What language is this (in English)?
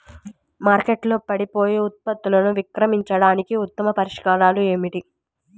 Telugu